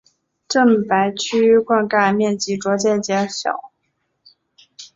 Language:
Chinese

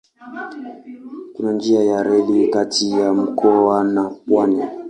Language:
Swahili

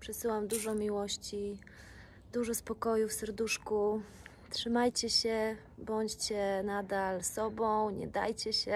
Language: Polish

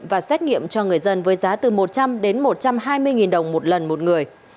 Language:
Vietnamese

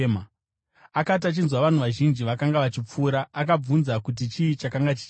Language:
Shona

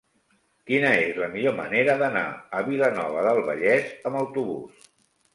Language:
Catalan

